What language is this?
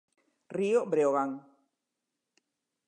Galician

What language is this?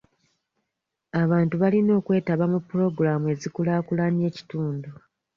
Ganda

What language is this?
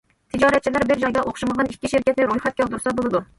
Uyghur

